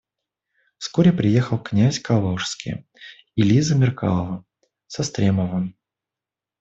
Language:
Russian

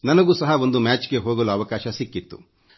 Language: Kannada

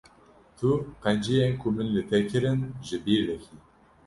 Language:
Kurdish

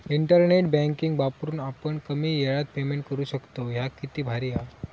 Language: Marathi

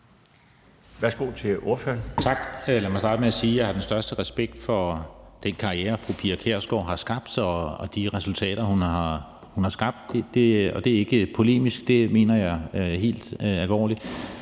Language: Danish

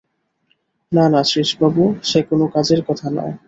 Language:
Bangla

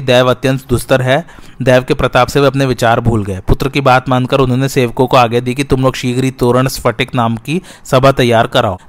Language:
Hindi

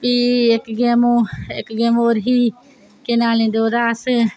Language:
Dogri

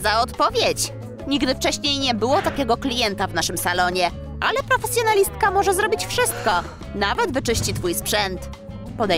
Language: Polish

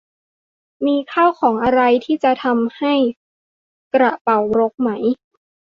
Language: Thai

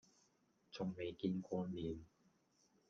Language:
Cantonese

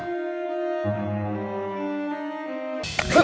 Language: Indonesian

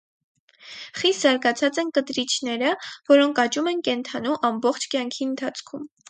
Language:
Armenian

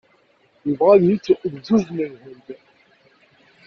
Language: Kabyle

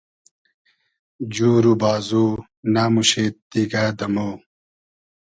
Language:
Hazaragi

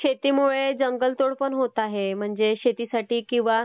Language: Marathi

